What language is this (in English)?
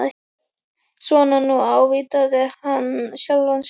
Icelandic